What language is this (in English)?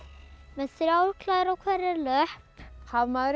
Icelandic